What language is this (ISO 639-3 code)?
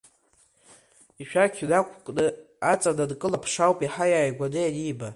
abk